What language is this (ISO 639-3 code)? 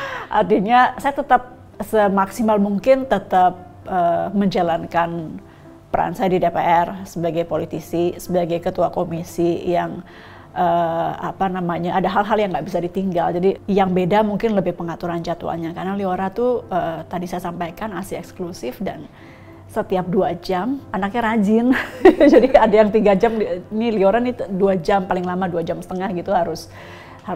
ind